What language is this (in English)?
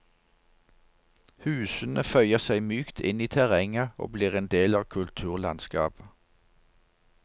Norwegian